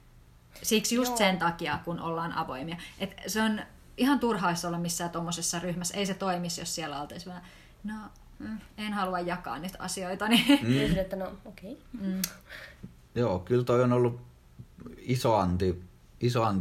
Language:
Finnish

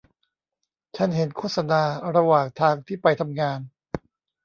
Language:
Thai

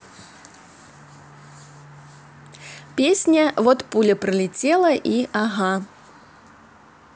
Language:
Russian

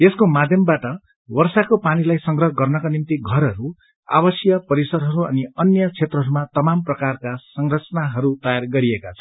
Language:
Nepali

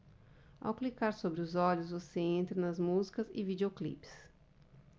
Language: Portuguese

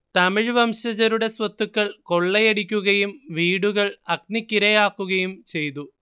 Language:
Malayalam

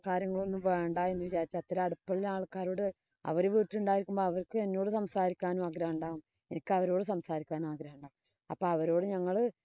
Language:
Malayalam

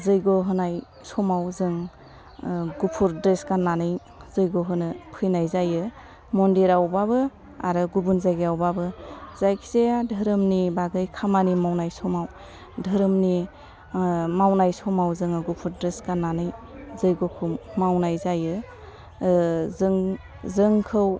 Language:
Bodo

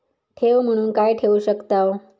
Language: Marathi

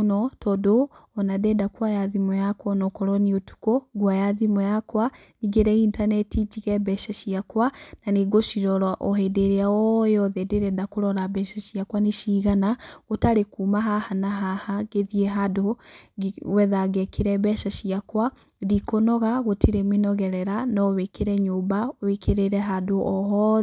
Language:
Kikuyu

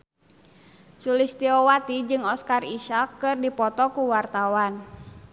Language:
Sundanese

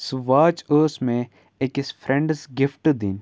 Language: Kashmiri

